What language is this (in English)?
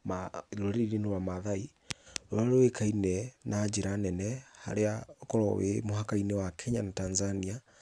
Kikuyu